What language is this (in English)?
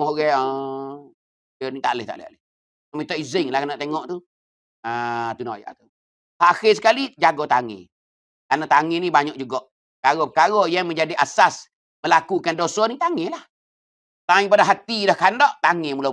Malay